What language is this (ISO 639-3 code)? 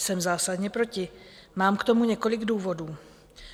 ces